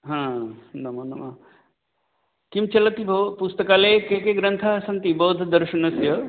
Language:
Sanskrit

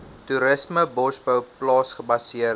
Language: Afrikaans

